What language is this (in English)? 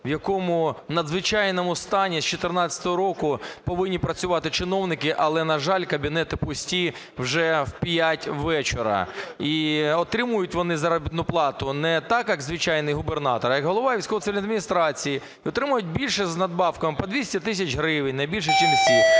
Ukrainian